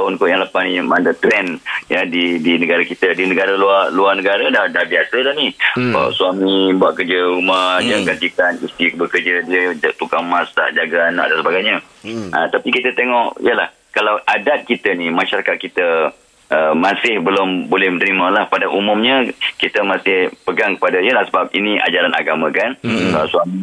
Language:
Malay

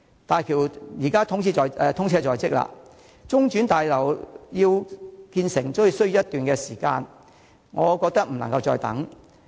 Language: Cantonese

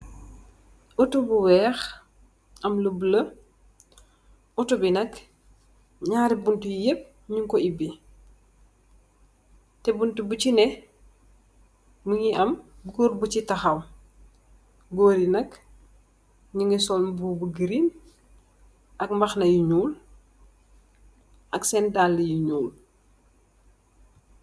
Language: Wolof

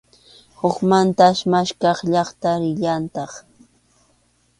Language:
Arequipa-La Unión Quechua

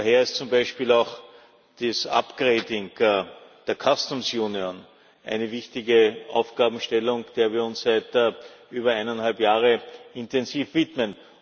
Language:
German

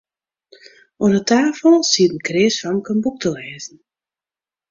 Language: Western Frisian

